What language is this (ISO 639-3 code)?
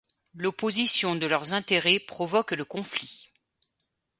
fra